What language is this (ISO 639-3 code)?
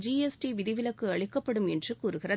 tam